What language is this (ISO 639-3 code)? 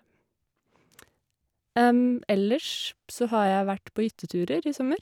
nor